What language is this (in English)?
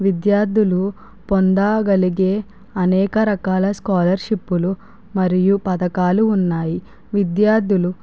Telugu